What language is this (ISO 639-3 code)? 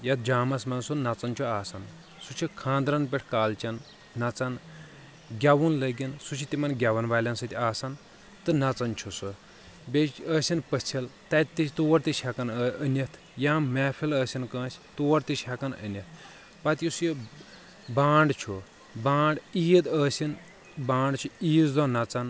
kas